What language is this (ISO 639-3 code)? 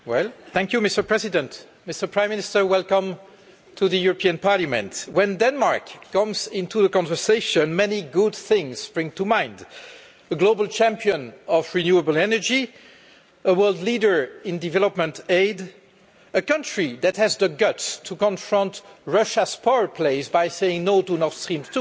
eng